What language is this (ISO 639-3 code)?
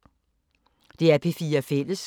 dan